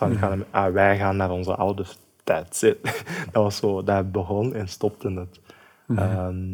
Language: Dutch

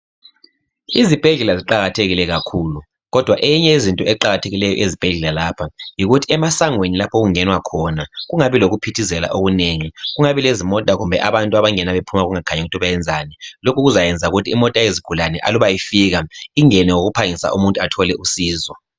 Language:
North Ndebele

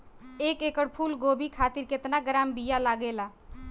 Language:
Bhojpuri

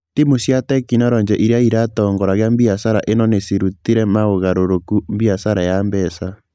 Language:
Kikuyu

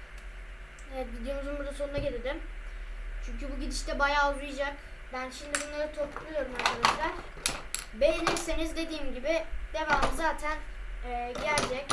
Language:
Turkish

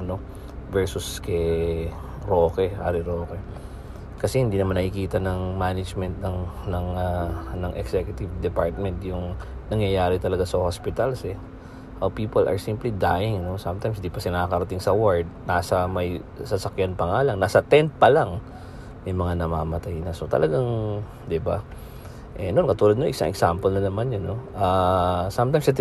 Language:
Filipino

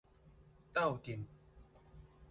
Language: Min Nan Chinese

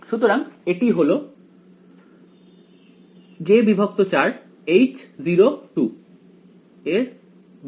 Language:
Bangla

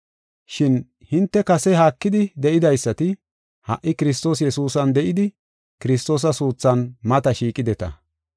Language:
Gofa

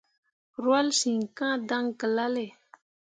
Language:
Mundang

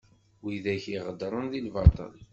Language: Kabyle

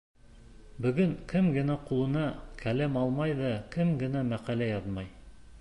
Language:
Bashkir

